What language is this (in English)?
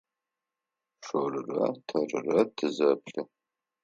Adyghe